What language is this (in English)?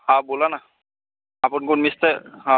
Marathi